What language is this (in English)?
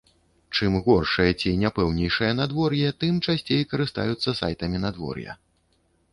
Belarusian